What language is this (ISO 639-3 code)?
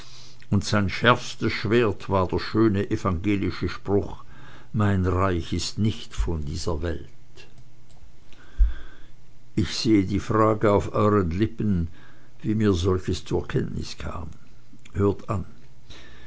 deu